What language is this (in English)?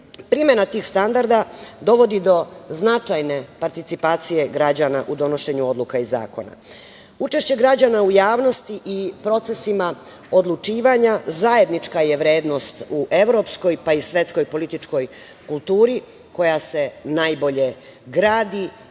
Serbian